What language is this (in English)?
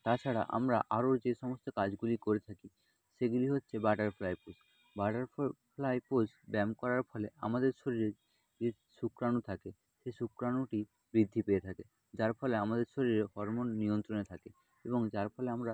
Bangla